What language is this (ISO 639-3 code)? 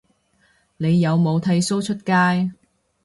yue